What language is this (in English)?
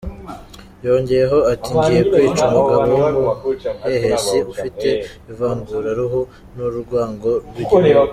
Kinyarwanda